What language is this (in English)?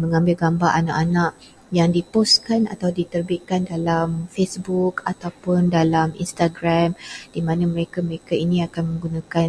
Malay